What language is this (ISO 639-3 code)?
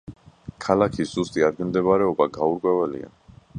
kat